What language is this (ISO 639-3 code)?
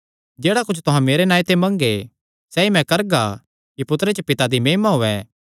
xnr